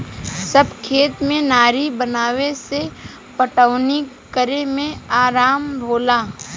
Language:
Bhojpuri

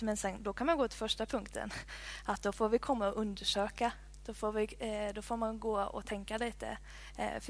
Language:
Swedish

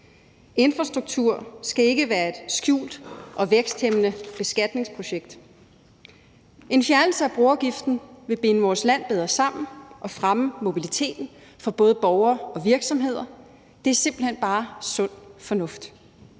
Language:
Danish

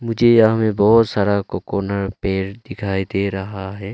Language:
Hindi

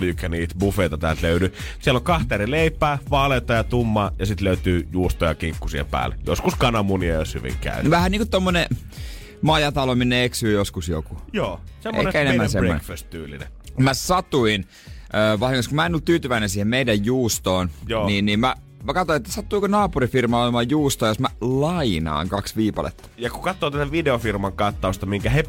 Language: Finnish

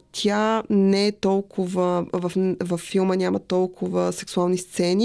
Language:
Bulgarian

